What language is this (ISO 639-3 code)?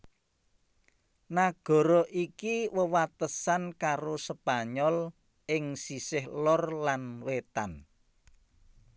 jav